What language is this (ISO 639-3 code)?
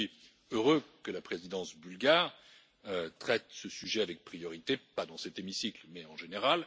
fra